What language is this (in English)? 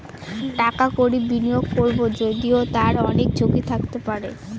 Bangla